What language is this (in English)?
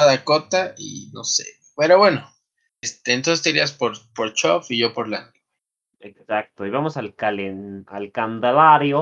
Spanish